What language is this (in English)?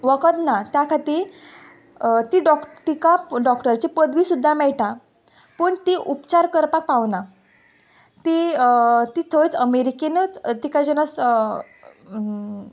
Konkani